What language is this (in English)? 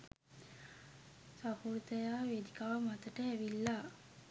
Sinhala